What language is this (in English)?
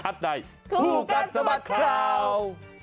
Thai